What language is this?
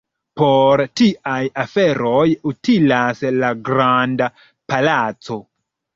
Esperanto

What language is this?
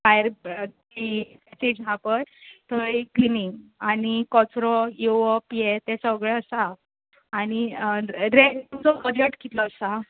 Konkani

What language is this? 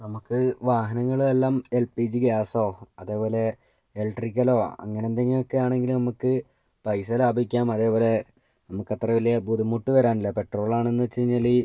Malayalam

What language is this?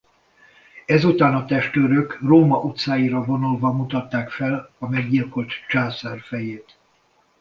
Hungarian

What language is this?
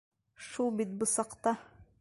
Bashkir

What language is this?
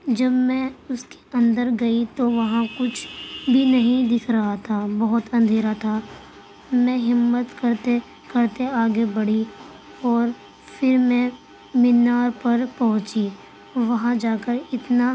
Urdu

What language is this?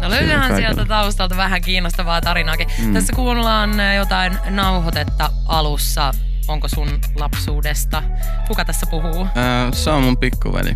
Finnish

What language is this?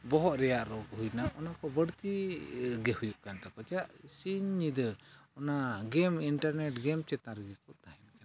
Santali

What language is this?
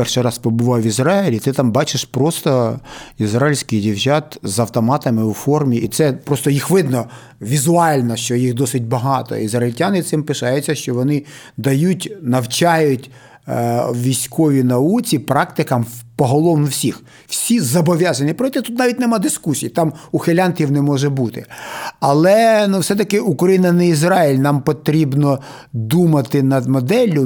Ukrainian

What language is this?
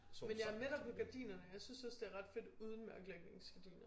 Danish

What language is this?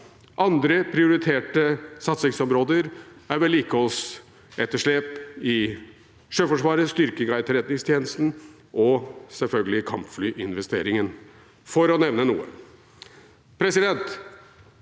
Norwegian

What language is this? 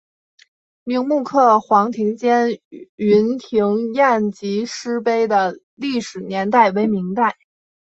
Chinese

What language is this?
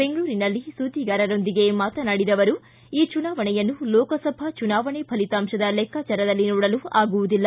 Kannada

